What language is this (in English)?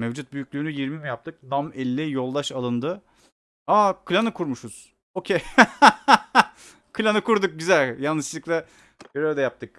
Turkish